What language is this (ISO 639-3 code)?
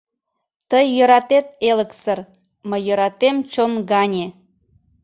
chm